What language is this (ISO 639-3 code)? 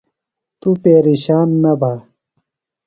phl